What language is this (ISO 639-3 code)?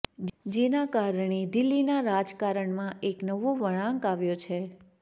guj